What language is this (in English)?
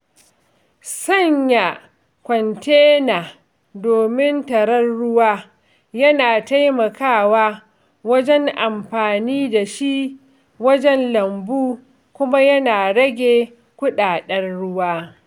Hausa